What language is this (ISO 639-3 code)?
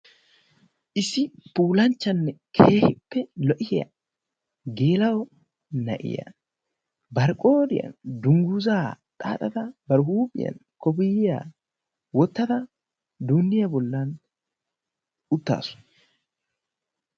wal